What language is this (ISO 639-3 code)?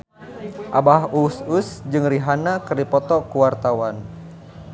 sun